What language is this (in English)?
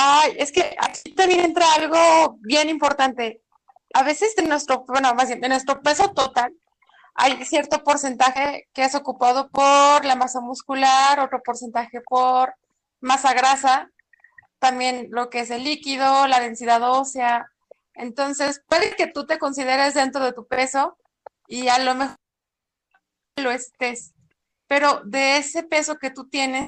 Spanish